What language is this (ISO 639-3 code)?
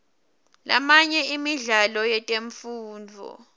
ssw